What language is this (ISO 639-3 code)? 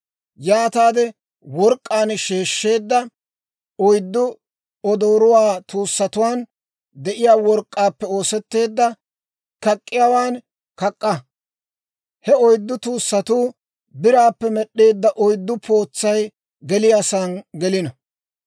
dwr